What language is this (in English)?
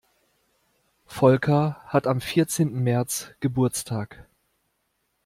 German